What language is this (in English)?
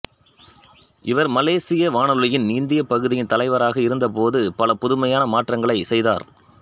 Tamil